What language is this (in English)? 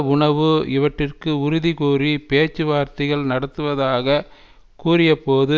Tamil